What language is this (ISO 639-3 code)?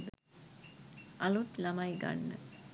sin